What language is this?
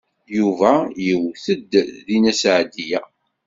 Kabyle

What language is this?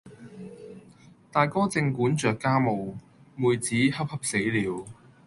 Cantonese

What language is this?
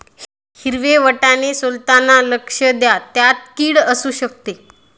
Marathi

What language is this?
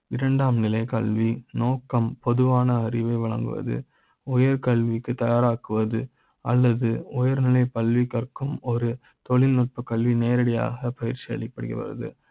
Tamil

